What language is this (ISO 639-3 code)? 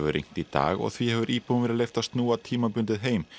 isl